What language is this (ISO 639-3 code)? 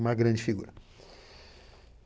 por